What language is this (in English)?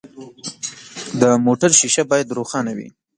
Pashto